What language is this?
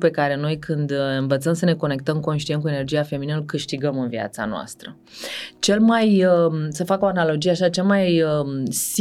Romanian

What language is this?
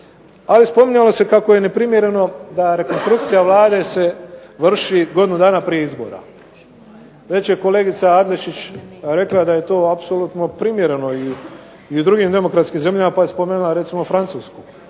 Croatian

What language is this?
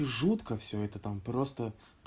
Russian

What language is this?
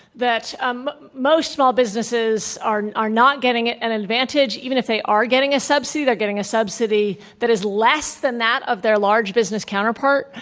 English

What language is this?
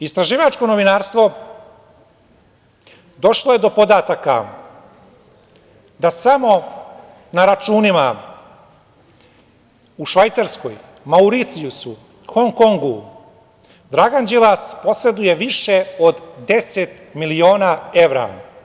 Serbian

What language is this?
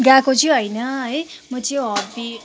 Nepali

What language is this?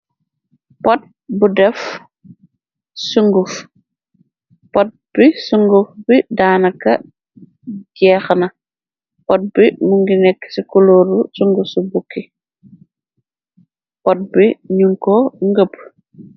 Wolof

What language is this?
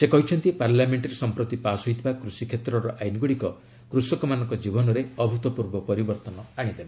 Odia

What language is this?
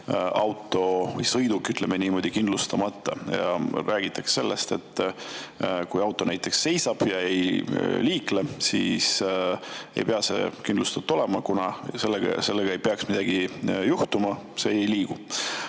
Estonian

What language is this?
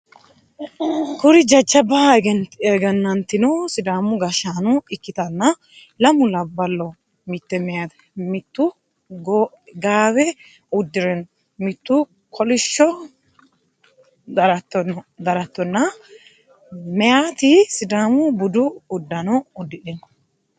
Sidamo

